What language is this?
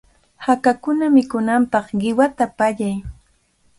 Cajatambo North Lima Quechua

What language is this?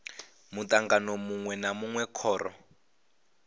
Venda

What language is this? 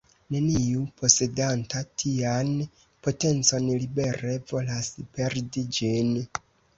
Esperanto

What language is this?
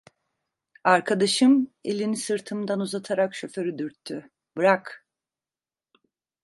Turkish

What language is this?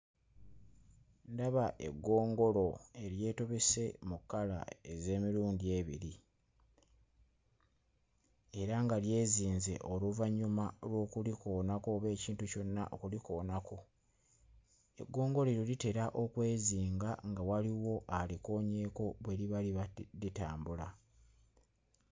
Ganda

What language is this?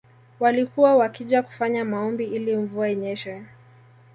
Swahili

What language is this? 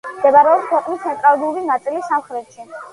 Georgian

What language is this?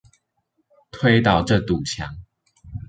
Chinese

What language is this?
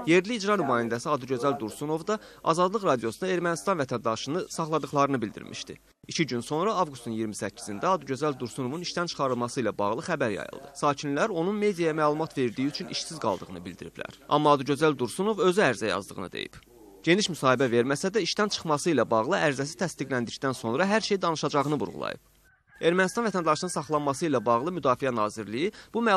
Turkish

